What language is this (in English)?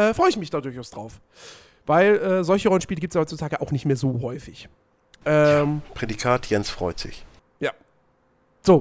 German